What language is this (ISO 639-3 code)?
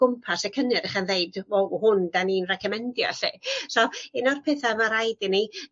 cym